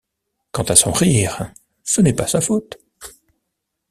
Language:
French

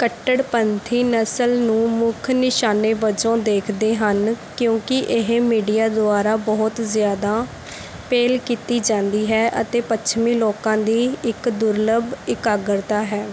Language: Punjabi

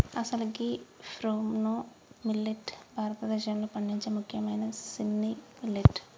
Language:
Telugu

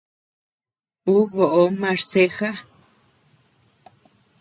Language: Tepeuxila Cuicatec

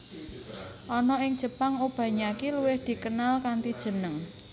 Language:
Javanese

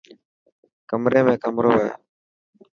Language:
Dhatki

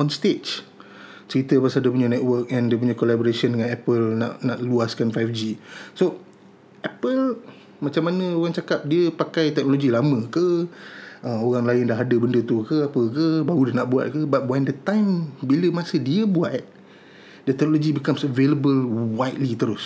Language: Malay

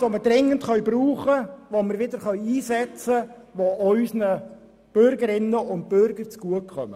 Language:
Swiss German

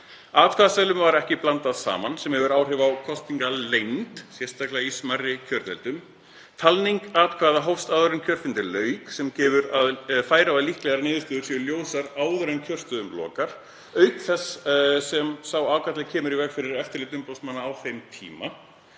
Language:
Icelandic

